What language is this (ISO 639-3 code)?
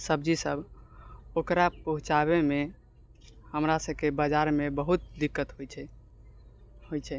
mai